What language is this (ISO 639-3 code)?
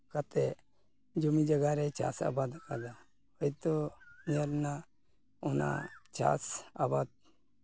sat